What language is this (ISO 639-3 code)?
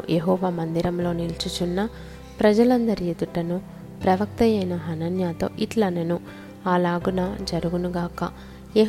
tel